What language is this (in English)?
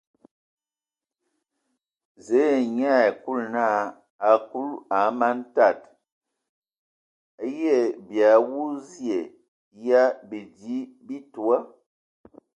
Ewondo